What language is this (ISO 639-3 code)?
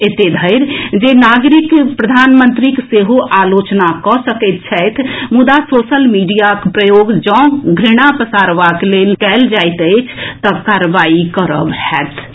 mai